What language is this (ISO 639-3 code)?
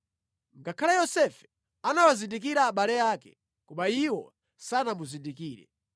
nya